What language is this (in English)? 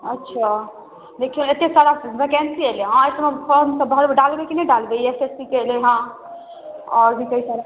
Maithili